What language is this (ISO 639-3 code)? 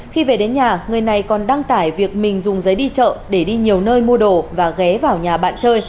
vie